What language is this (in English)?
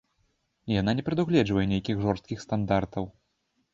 Belarusian